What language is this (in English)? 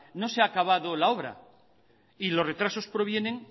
Spanish